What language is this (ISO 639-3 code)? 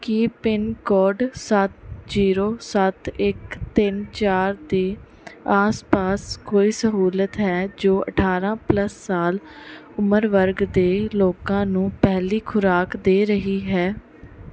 pan